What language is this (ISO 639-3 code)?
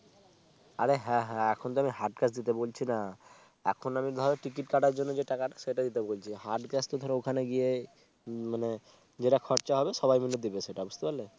ben